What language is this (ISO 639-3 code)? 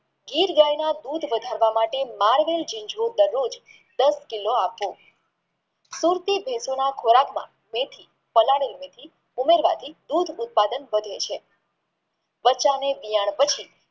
guj